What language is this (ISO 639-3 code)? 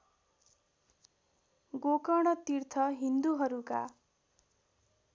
nep